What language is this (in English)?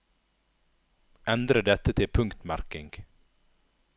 Norwegian